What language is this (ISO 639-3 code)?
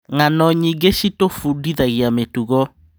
kik